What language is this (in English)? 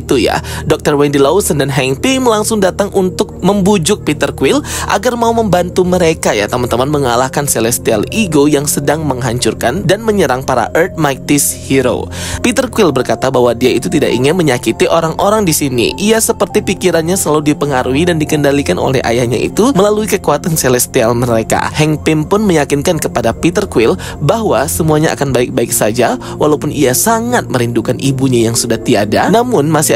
Indonesian